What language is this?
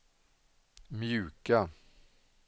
Swedish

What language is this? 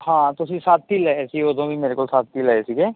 Punjabi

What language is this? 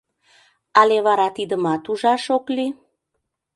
Mari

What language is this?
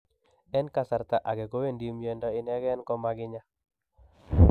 Kalenjin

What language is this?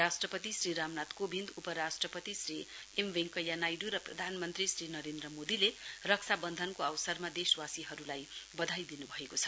Nepali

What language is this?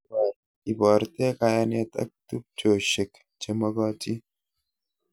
Kalenjin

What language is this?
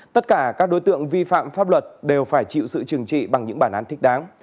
Vietnamese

